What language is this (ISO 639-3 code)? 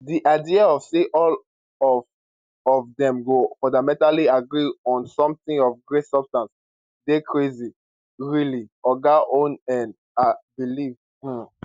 pcm